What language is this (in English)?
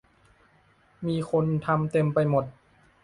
Thai